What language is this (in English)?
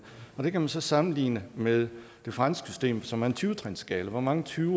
Danish